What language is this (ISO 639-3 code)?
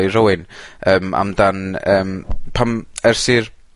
cym